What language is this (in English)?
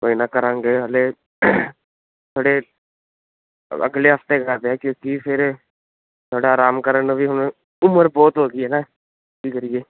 Punjabi